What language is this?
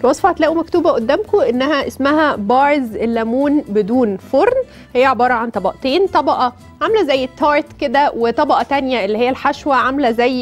Arabic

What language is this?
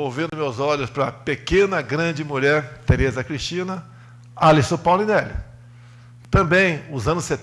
Portuguese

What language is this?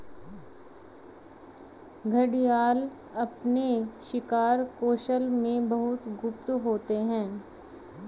Hindi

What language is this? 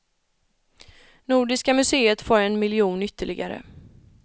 Swedish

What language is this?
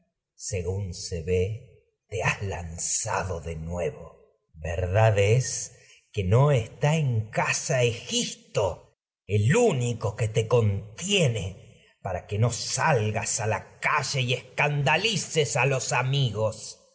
Spanish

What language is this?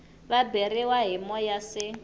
Tsonga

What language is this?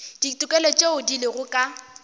Northern Sotho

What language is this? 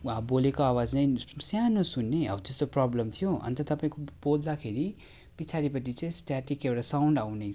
Nepali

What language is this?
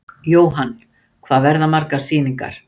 Icelandic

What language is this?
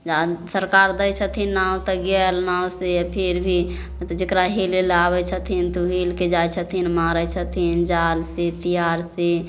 Maithili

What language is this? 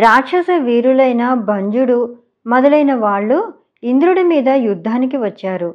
Telugu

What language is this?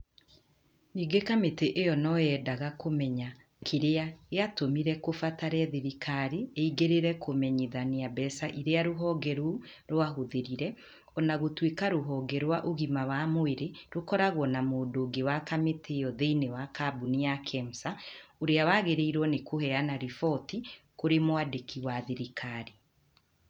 Kikuyu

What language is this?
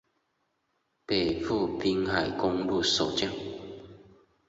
Chinese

